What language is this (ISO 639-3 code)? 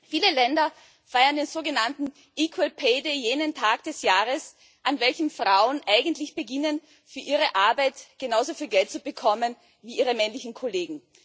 deu